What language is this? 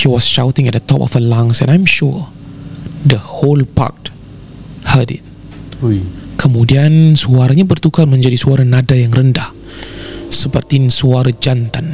Malay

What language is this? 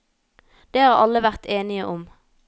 Norwegian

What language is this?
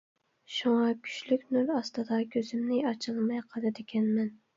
Uyghur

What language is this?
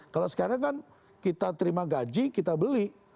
Indonesian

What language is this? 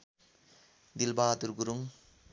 Nepali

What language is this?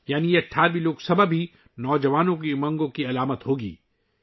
Urdu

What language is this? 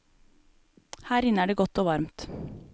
Norwegian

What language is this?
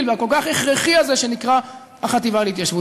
Hebrew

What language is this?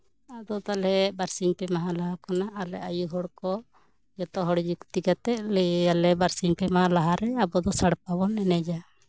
Santali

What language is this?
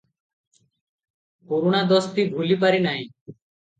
Odia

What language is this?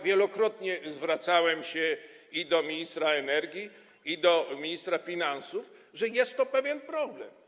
Polish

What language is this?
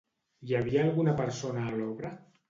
Catalan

